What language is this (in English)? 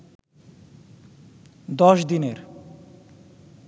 Bangla